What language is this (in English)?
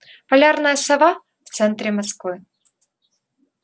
Russian